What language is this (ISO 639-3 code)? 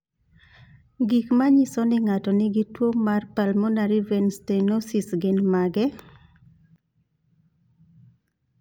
luo